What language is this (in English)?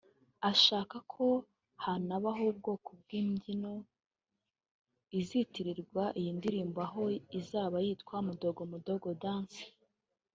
Kinyarwanda